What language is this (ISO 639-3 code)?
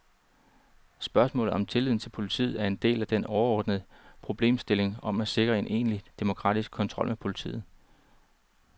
dan